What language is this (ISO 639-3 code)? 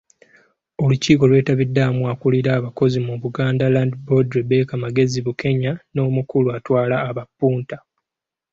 lug